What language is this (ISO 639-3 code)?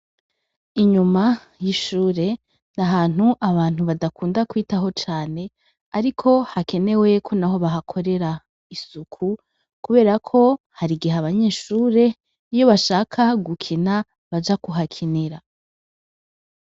run